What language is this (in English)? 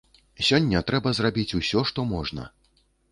Belarusian